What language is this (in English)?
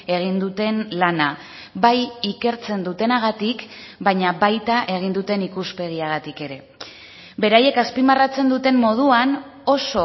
Basque